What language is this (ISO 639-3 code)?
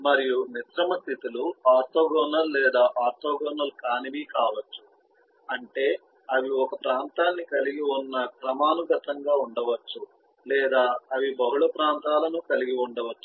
tel